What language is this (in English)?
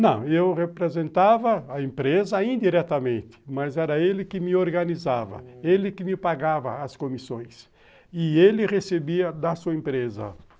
Portuguese